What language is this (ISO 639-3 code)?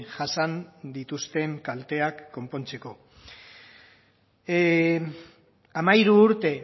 eus